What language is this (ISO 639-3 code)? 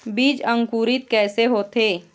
hne